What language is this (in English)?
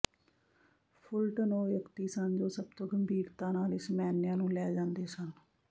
Punjabi